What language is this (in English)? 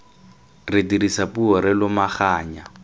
Tswana